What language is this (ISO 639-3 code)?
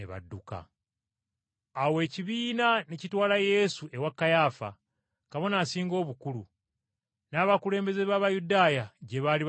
lug